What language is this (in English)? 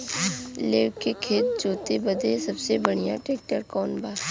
Bhojpuri